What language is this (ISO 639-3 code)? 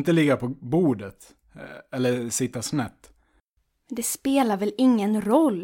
swe